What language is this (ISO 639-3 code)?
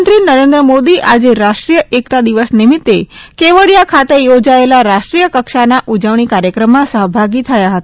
guj